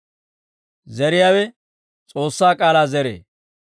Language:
Dawro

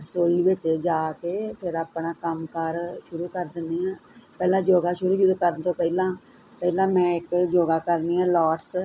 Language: Punjabi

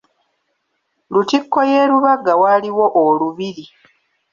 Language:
Ganda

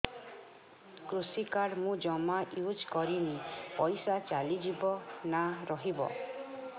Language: Odia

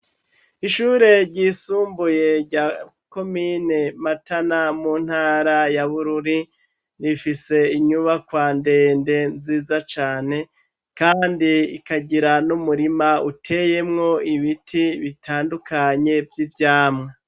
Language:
Rundi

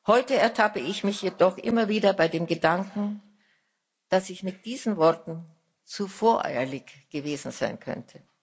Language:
German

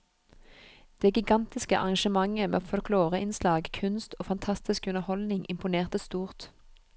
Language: Norwegian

